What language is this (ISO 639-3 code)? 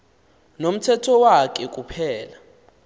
xho